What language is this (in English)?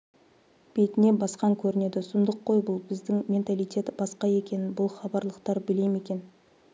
Kazakh